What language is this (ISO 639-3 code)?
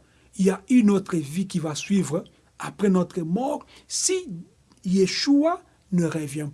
fra